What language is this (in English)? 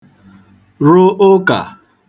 Igbo